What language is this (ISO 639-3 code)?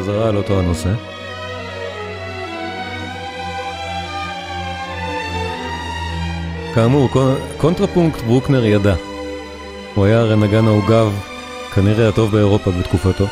heb